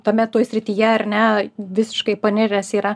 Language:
Lithuanian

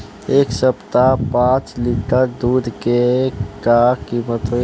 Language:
Bhojpuri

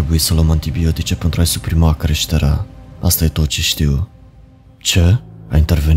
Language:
Romanian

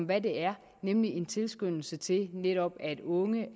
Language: Danish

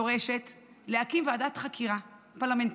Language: Hebrew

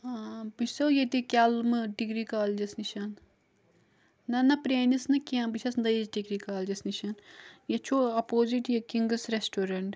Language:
Kashmiri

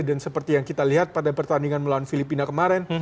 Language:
Indonesian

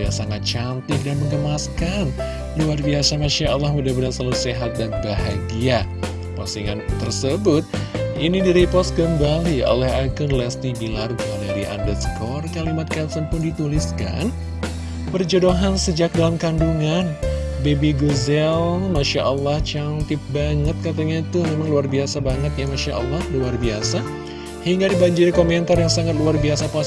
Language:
Indonesian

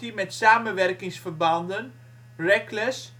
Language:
Dutch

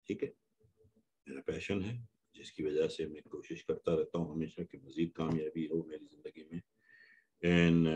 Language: Hindi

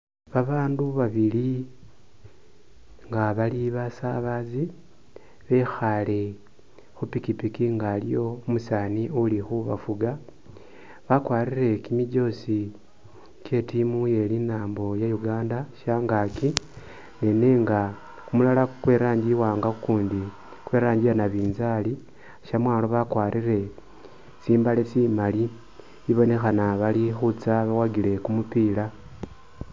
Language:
Masaaba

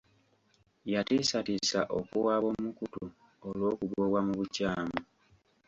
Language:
Ganda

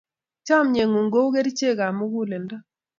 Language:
Kalenjin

